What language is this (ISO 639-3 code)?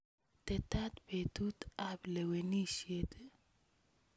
kln